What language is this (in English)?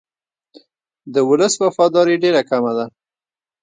Pashto